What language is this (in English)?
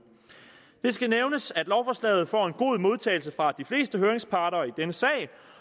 Danish